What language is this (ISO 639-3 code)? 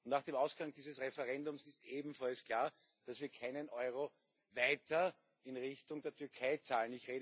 deu